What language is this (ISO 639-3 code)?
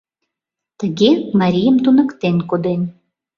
chm